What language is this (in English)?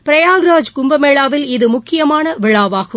Tamil